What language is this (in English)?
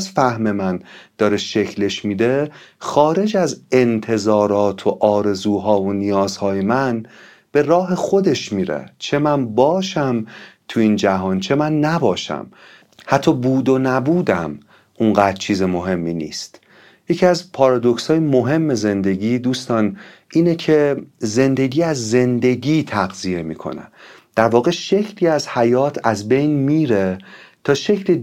Persian